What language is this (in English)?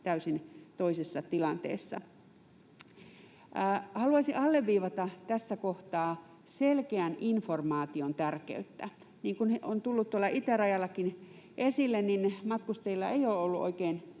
Finnish